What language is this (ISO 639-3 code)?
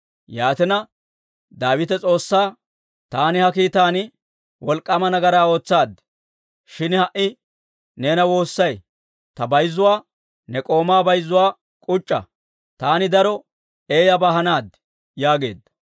dwr